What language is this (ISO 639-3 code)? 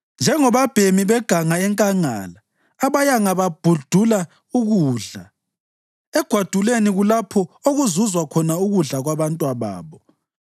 nde